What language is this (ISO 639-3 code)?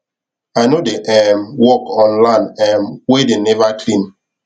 pcm